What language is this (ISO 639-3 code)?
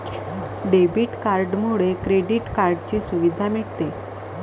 mar